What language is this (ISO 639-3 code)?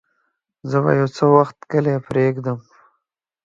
pus